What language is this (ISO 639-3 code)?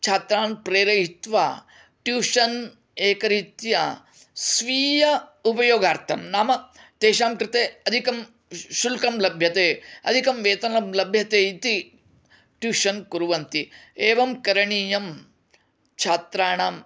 san